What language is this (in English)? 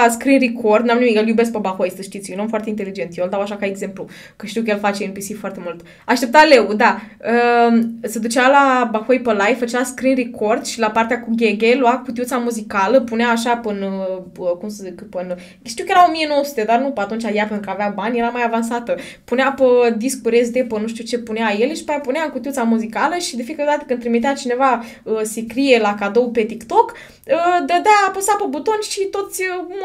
Romanian